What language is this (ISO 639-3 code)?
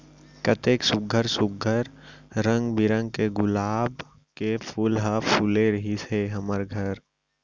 hne